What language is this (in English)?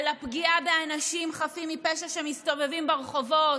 Hebrew